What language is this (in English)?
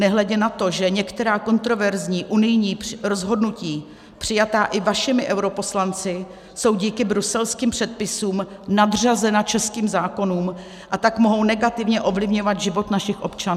Czech